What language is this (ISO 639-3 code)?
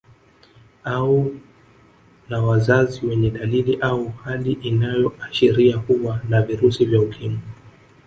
swa